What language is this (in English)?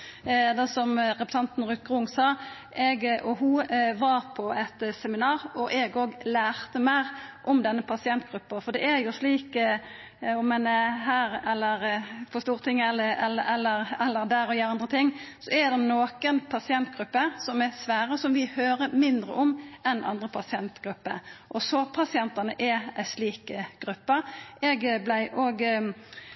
Norwegian Nynorsk